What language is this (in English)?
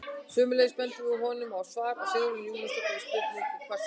Icelandic